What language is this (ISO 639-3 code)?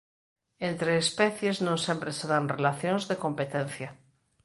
glg